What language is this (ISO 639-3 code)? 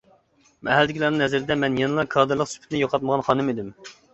uig